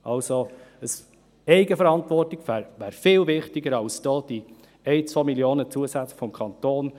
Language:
Swiss German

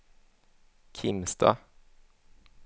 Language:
Swedish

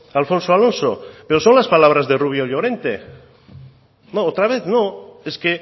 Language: Spanish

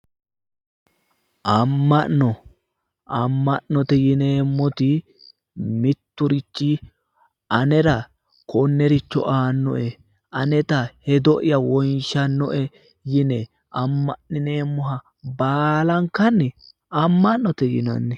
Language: Sidamo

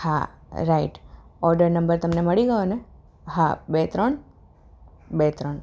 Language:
Gujarati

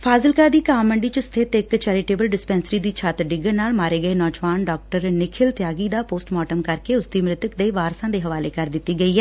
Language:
Punjabi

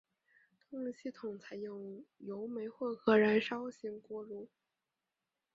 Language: Chinese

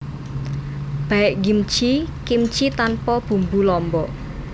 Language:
Javanese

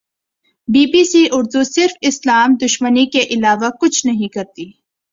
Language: Urdu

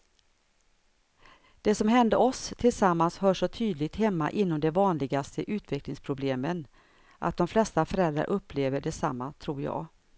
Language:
Swedish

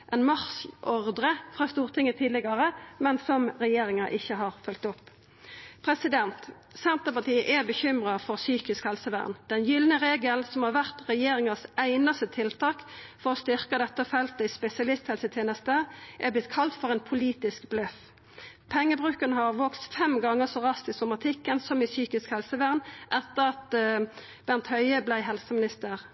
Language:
Norwegian Nynorsk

